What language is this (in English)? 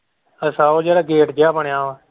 Punjabi